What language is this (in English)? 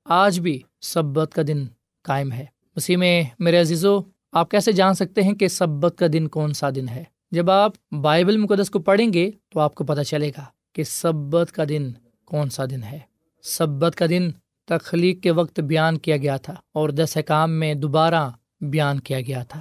Urdu